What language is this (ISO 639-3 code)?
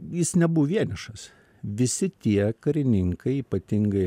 lit